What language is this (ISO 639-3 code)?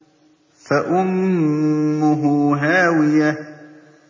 ara